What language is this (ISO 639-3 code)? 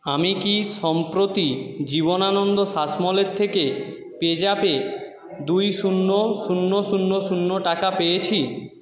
ben